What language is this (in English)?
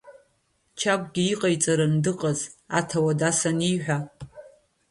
Abkhazian